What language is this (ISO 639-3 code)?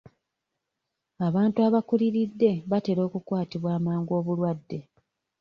lug